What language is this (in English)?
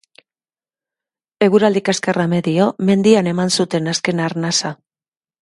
Basque